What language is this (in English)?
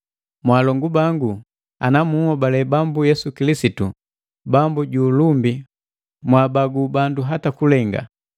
Matengo